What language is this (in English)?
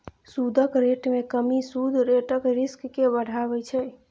Maithili